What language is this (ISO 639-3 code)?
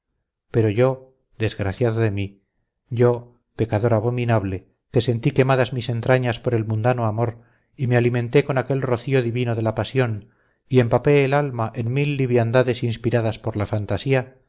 spa